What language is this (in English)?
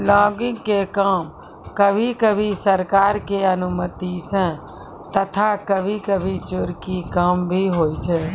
Maithili